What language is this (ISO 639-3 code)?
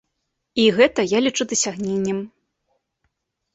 bel